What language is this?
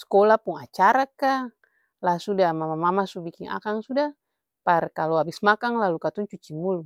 Ambonese Malay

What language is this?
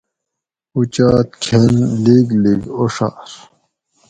Gawri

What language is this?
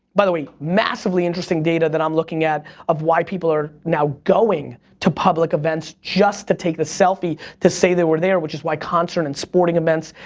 English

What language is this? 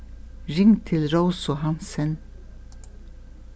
Faroese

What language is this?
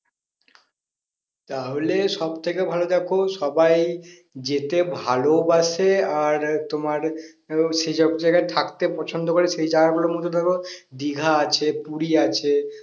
Bangla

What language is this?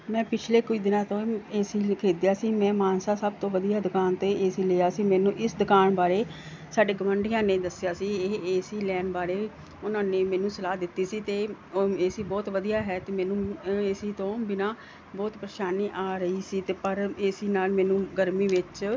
Punjabi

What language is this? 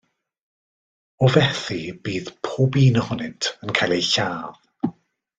Welsh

